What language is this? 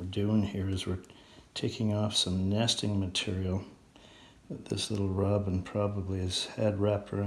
English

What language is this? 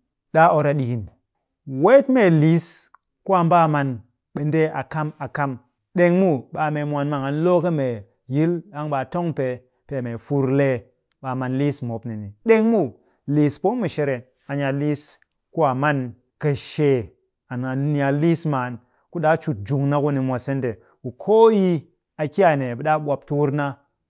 Cakfem-Mushere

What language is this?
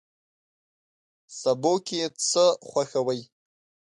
Pashto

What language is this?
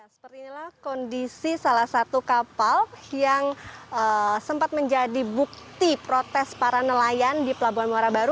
Indonesian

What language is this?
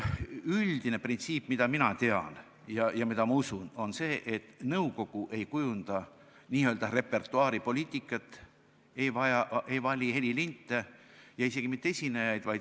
Estonian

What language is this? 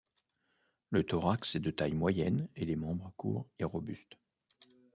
French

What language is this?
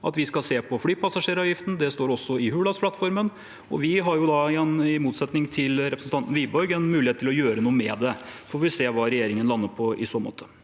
Norwegian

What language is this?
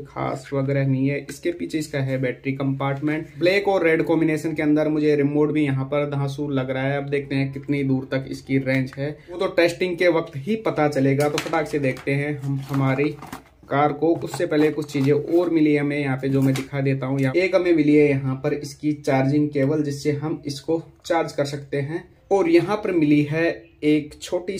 Hindi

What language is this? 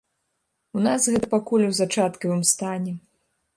Belarusian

